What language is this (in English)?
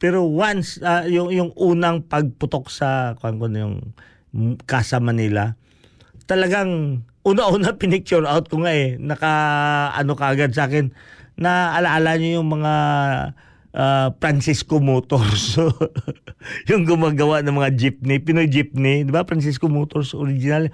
Filipino